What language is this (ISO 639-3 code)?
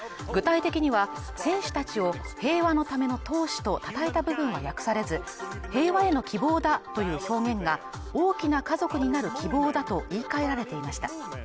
jpn